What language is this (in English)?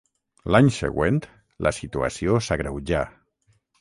Catalan